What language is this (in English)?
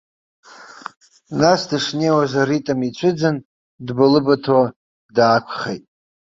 Abkhazian